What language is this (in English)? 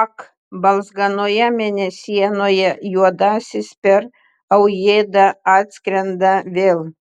Lithuanian